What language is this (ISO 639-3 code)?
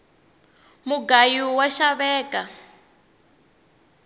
tso